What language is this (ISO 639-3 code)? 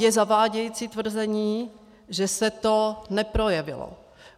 ces